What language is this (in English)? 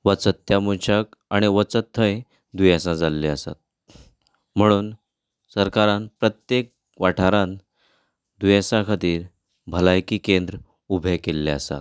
Konkani